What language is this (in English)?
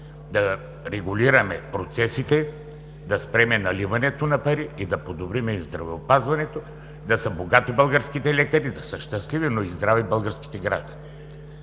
Bulgarian